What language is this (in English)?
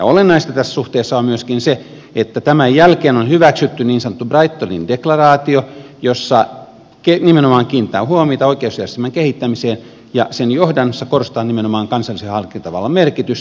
Finnish